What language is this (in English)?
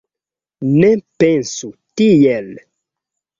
Esperanto